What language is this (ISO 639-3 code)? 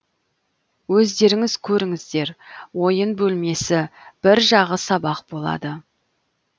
kaz